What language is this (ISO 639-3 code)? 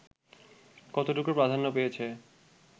ben